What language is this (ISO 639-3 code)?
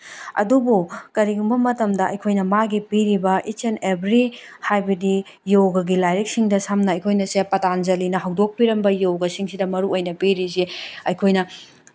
mni